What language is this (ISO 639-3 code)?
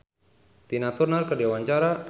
sun